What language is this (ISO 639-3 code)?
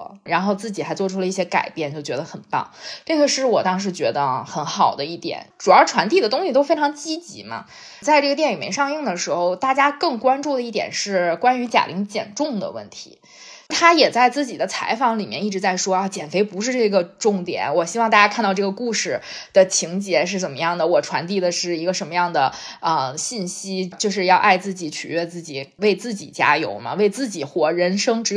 zho